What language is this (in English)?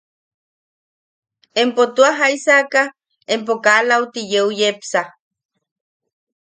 Yaqui